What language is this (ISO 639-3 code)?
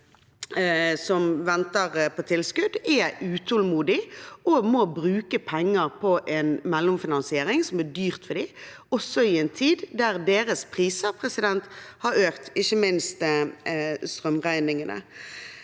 nor